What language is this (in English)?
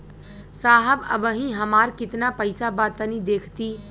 Bhojpuri